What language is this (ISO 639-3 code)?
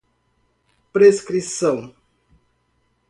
por